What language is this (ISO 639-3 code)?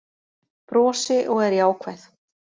isl